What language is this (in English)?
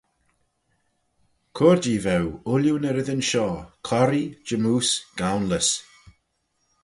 Manx